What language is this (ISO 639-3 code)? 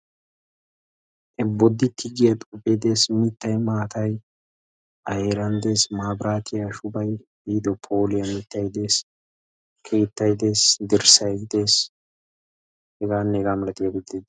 wal